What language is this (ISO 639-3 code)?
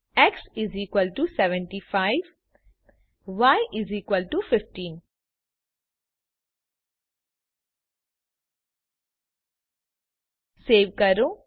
guj